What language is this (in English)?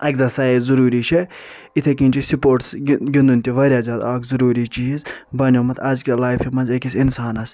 Kashmiri